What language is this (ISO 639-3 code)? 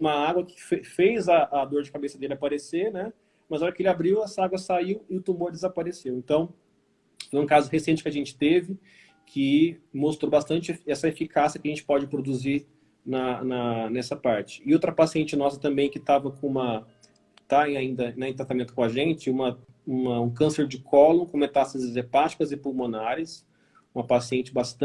por